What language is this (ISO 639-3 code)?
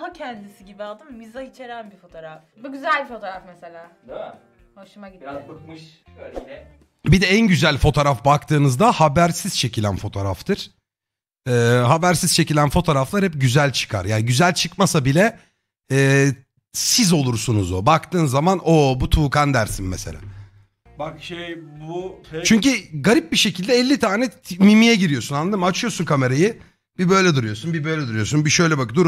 tur